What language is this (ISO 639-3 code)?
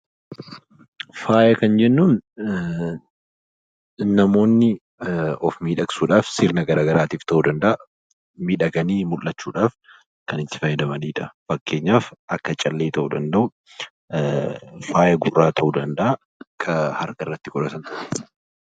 orm